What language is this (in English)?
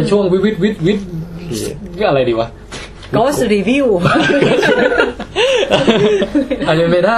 Thai